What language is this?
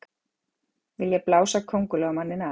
Icelandic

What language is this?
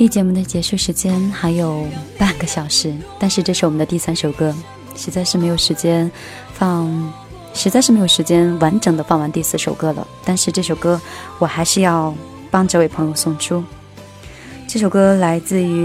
Chinese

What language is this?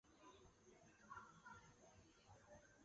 Chinese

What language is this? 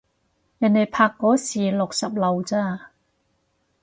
Cantonese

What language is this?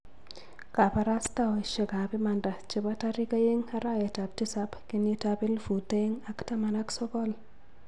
Kalenjin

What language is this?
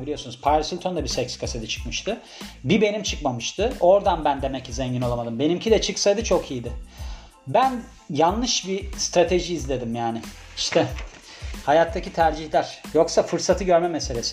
Turkish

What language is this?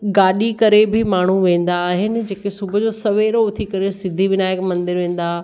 Sindhi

